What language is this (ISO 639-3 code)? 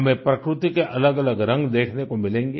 hin